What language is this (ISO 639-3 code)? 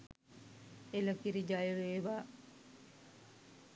sin